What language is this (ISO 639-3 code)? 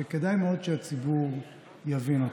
heb